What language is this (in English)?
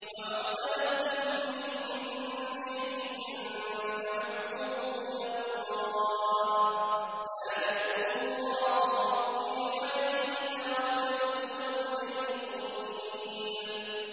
Arabic